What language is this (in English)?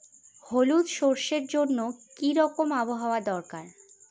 Bangla